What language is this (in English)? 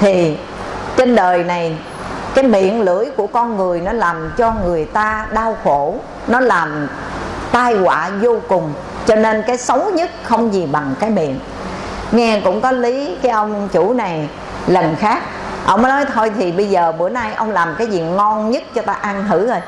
Vietnamese